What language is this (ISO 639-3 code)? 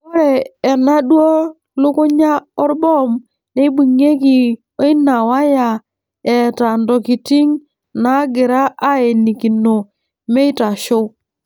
mas